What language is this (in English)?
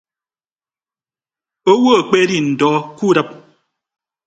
Ibibio